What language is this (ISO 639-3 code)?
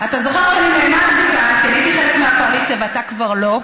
heb